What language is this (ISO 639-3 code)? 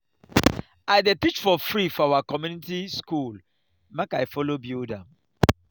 pcm